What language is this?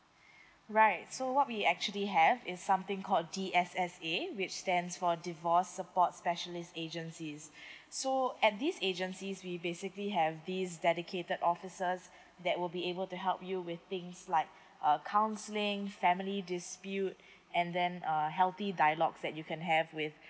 English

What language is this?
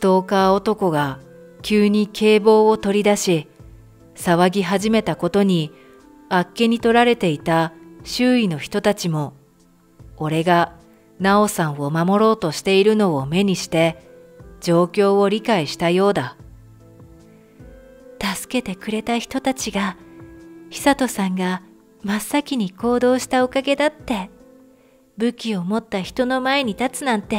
Japanese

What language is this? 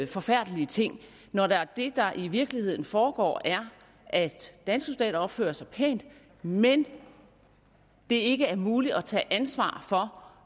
Danish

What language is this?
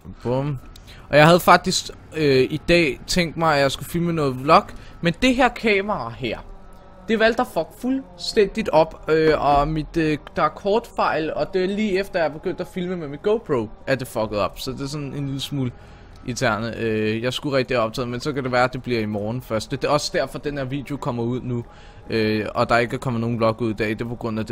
Danish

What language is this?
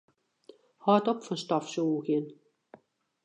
Western Frisian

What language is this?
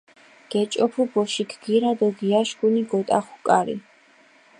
Mingrelian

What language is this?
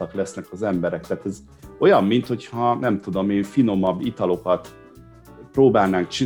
Hungarian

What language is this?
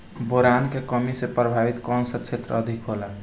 Bhojpuri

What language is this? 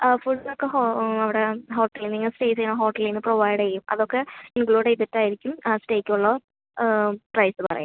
Malayalam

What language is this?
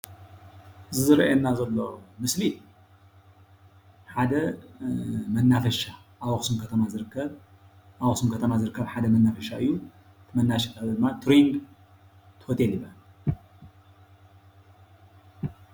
Tigrinya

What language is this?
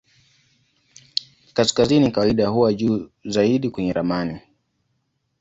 Swahili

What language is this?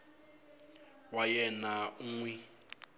Tsonga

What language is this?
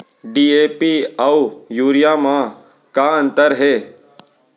Chhattisgarhi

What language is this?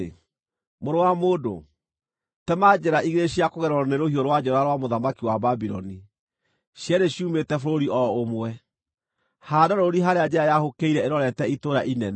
Kikuyu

